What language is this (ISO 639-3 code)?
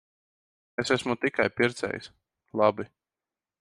lav